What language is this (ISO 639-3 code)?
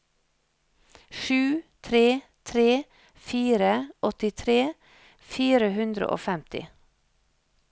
nor